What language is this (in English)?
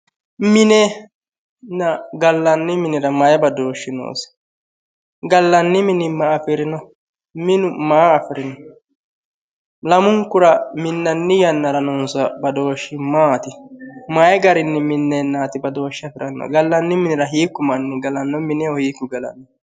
Sidamo